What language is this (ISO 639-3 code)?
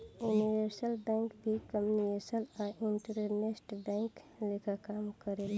bho